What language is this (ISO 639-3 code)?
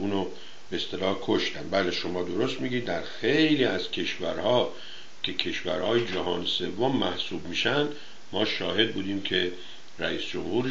fas